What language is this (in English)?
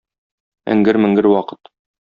Tatar